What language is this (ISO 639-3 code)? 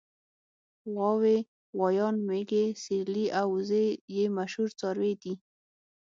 pus